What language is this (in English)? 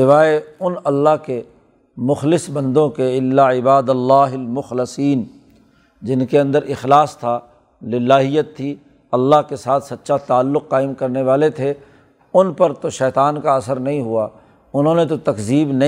Urdu